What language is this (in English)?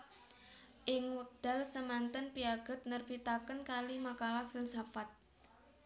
Javanese